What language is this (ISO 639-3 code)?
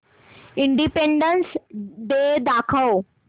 mar